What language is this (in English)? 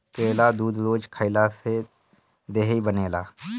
Bhojpuri